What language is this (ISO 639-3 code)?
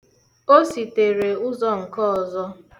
ibo